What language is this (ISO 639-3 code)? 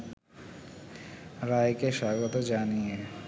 ben